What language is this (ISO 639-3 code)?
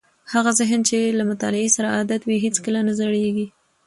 pus